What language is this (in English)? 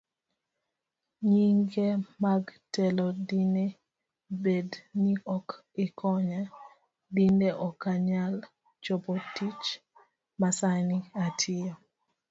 Luo (Kenya and Tanzania)